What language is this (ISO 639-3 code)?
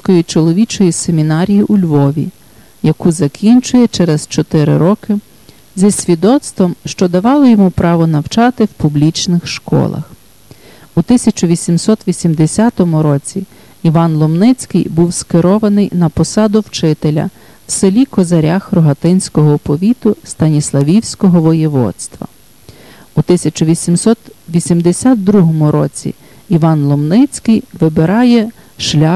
ukr